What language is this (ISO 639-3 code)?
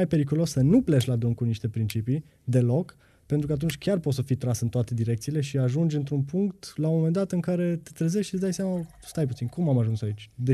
ron